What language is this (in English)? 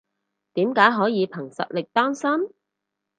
Cantonese